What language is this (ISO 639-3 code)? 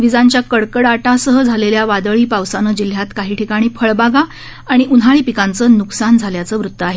mar